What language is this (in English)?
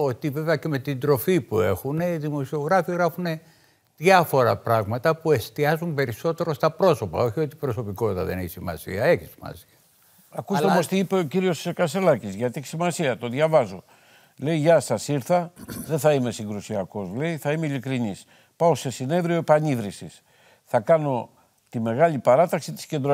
Greek